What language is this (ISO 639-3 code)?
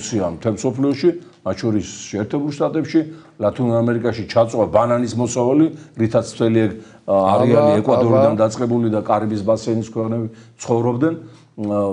tur